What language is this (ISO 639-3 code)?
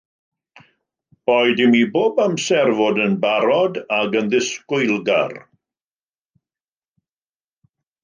cym